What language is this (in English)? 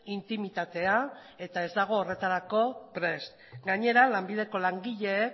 Basque